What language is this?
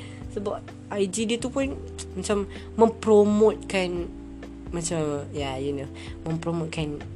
Malay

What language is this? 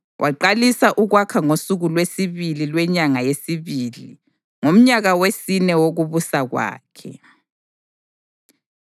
North Ndebele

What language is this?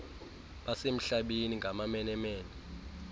Xhosa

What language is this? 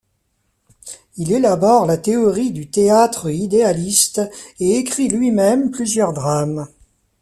French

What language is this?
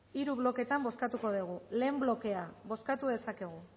Basque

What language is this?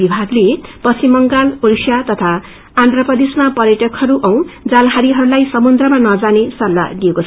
Nepali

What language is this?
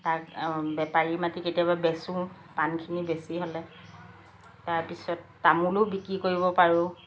Assamese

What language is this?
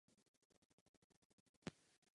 Czech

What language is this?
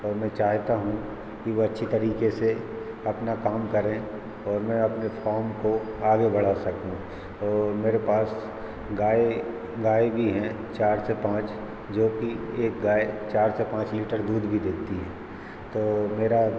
Hindi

